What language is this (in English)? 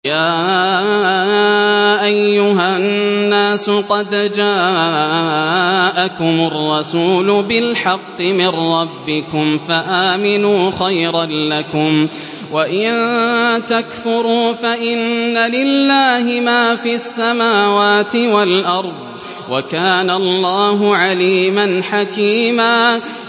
Arabic